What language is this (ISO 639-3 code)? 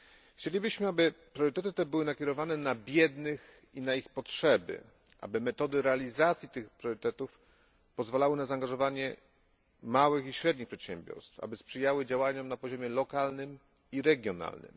pol